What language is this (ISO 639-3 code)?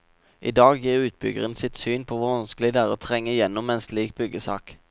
nor